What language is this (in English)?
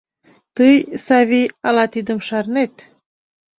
Mari